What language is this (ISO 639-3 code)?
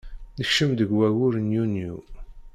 kab